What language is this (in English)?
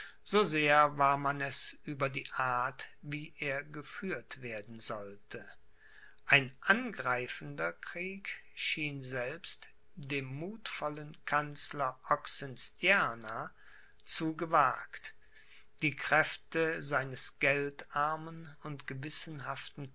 German